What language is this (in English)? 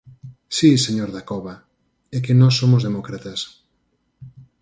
Galician